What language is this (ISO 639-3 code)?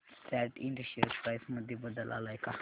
mar